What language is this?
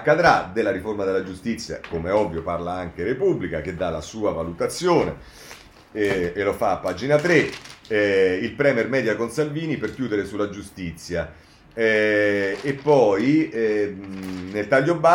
Italian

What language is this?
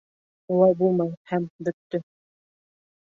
Bashkir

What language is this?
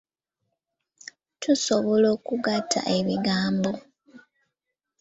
Ganda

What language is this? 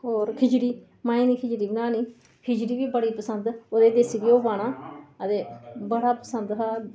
Dogri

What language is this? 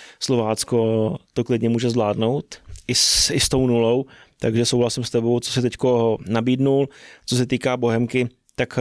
Czech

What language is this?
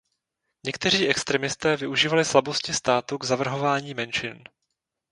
Czech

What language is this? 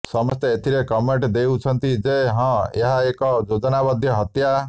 Odia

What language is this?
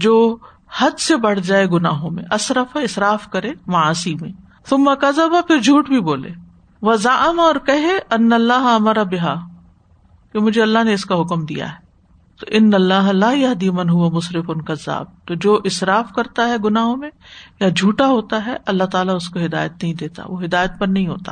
Urdu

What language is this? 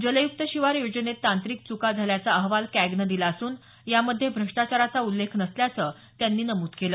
Marathi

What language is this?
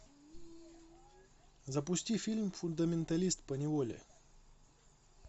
Russian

